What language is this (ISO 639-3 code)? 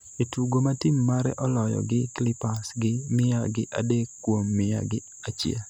luo